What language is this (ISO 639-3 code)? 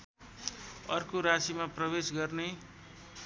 nep